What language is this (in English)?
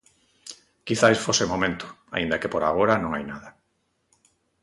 Galician